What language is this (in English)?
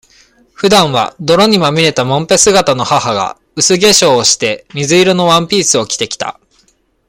Japanese